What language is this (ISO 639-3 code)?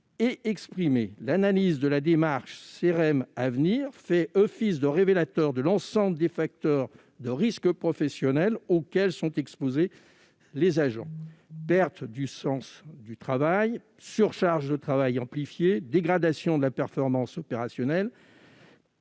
fra